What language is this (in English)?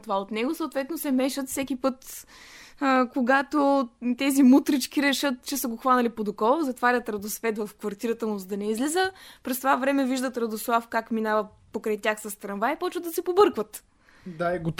Bulgarian